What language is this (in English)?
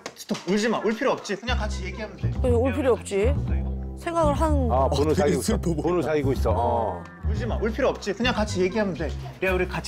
Korean